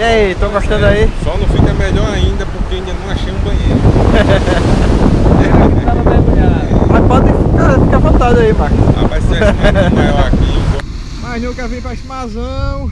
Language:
Portuguese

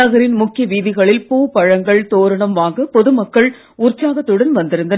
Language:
Tamil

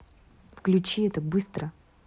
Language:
Russian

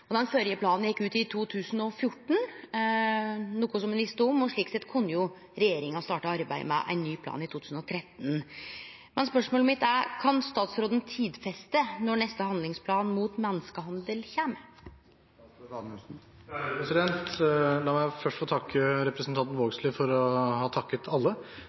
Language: Norwegian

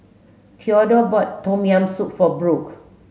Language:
English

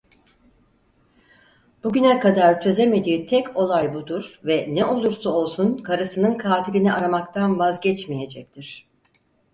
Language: Turkish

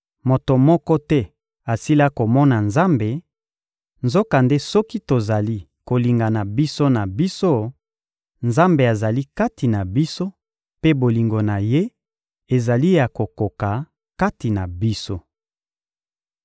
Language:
Lingala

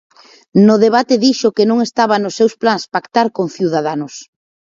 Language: Galician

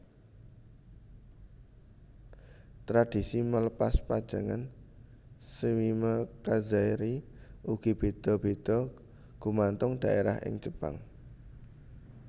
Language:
Javanese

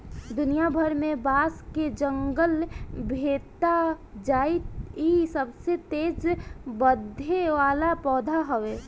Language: Bhojpuri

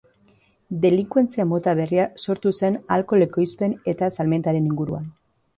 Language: Basque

